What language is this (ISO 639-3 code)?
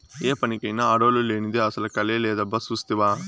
tel